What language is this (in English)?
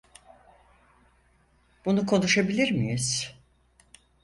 Turkish